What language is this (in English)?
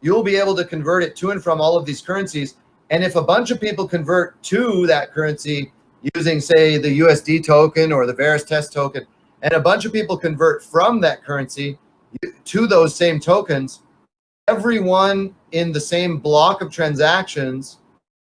English